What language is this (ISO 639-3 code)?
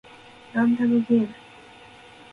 jpn